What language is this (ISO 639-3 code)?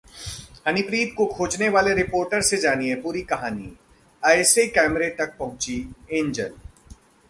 hin